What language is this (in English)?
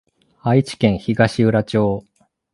Japanese